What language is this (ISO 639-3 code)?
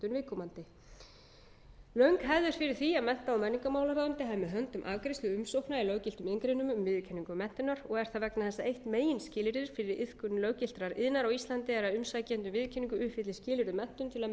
isl